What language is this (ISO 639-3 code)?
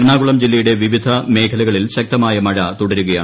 mal